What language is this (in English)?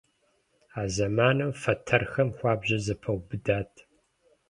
Kabardian